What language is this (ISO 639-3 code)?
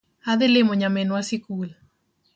luo